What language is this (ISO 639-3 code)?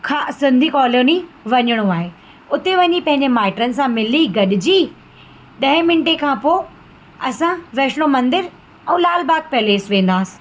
snd